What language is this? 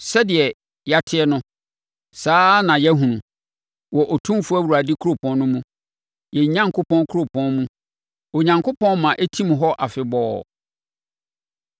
Akan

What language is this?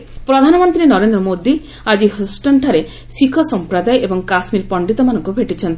Odia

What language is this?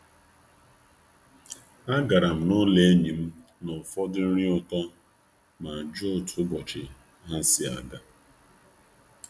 Igbo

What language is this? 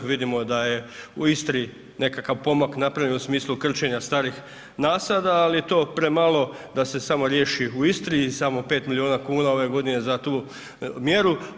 Croatian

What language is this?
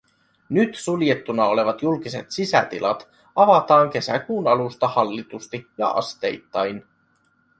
Finnish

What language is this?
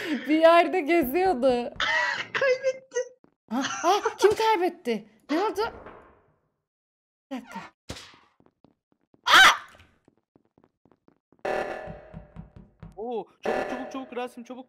Turkish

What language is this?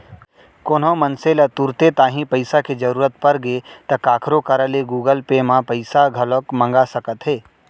Chhattisgarhi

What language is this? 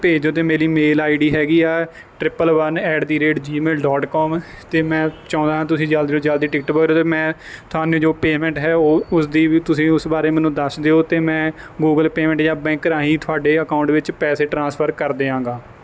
Punjabi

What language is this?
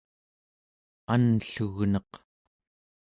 Central Yupik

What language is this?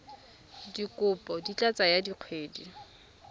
Tswana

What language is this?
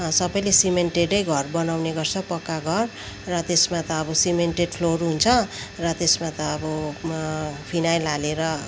Nepali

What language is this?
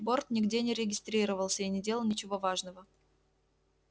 Russian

